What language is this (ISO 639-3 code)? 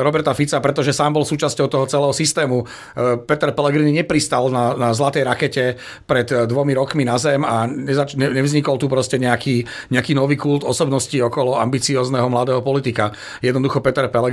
slk